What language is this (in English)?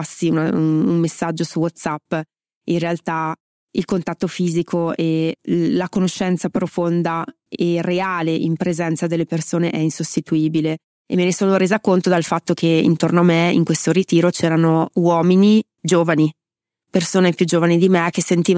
Italian